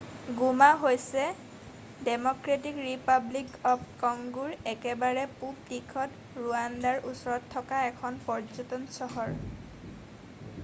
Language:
Assamese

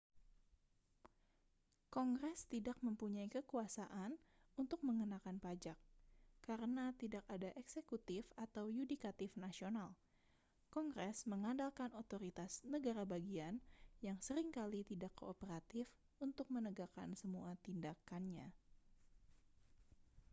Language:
Indonesian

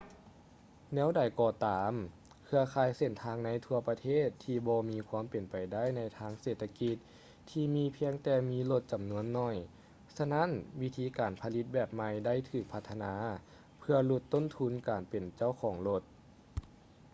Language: Lao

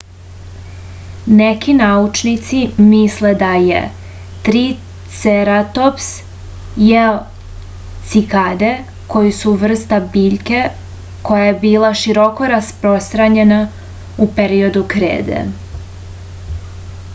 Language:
Serbian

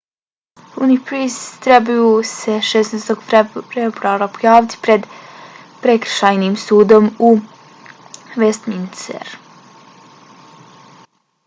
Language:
Bosnian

